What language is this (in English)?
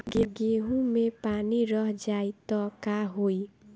Bhojpuri